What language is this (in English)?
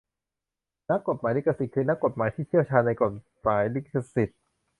Thai